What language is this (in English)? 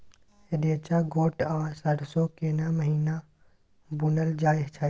Maithili